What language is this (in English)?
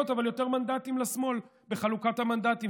Hebrew